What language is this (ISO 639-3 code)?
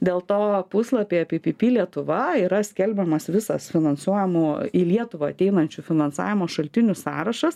lit